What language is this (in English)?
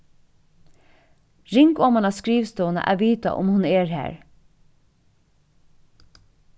Faroese